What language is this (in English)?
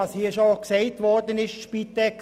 Swiss German